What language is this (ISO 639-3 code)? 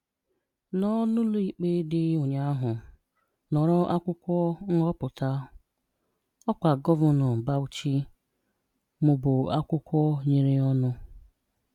ibo